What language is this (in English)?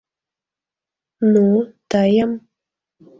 Mari